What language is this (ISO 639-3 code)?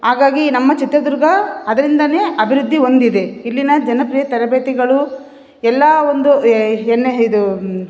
kan